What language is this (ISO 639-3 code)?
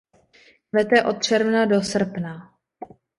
ces